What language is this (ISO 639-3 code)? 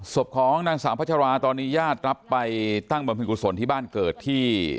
tha